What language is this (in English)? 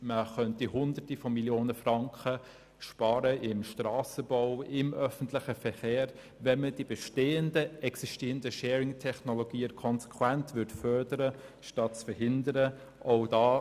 Swiss German